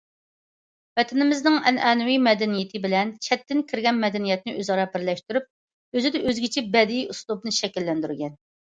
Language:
Uyghur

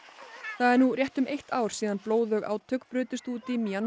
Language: Icelandic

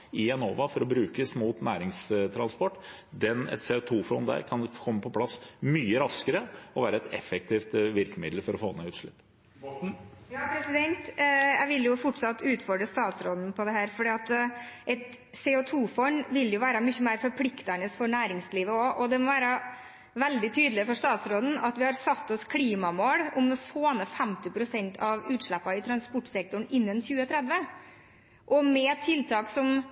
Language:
Norwegian Bokmål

